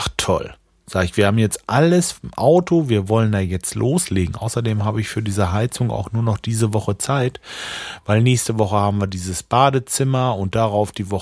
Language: German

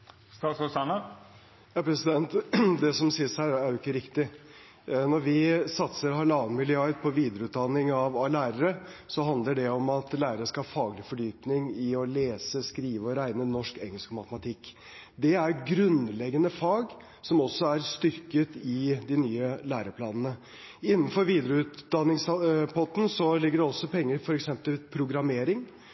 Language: Norwegian Bokmål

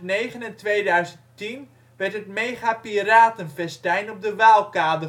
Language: Dutch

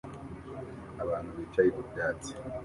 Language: Kinyarwanda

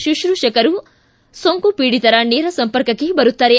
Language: Kannada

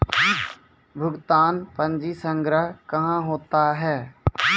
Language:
Maithili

